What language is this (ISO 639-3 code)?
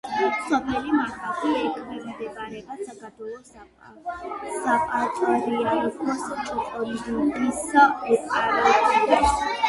kat